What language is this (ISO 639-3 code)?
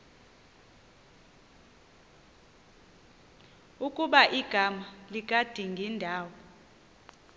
xho